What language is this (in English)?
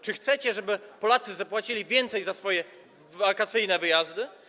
Polish